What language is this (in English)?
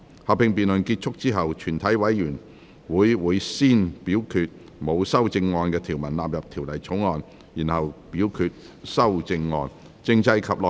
Cantonese